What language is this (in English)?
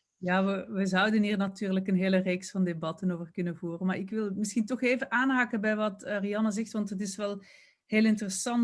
Dutch